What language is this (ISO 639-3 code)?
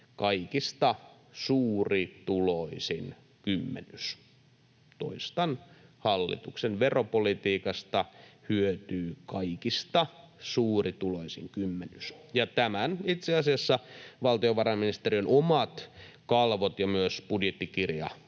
fin